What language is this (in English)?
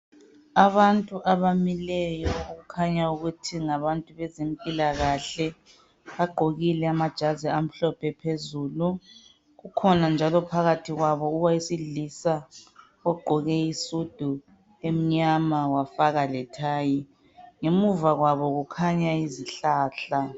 North Ndebele